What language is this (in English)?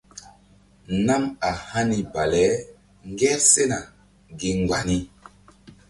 Mbum